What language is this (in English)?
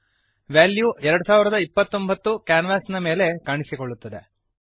Kannada